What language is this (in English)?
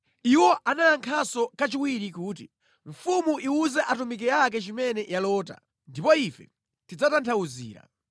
Nyanja